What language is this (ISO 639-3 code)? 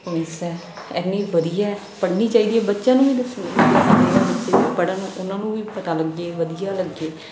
pan